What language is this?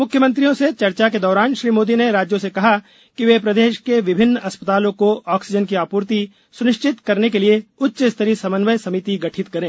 Hindi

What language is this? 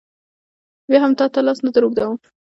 Pashto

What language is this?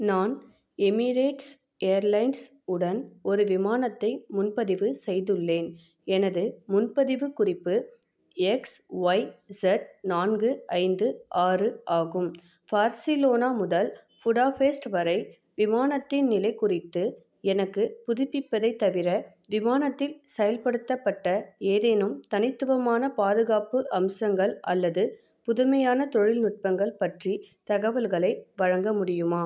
Tamil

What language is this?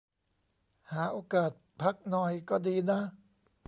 Thai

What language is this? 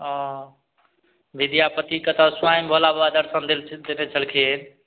Maithili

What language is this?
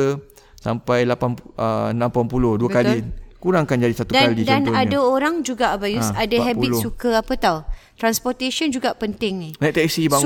Malay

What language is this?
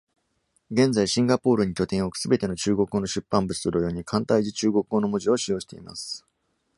Japanese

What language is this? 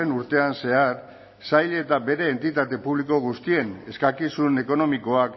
Basque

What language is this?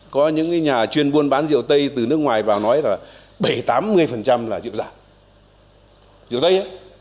Vietnamese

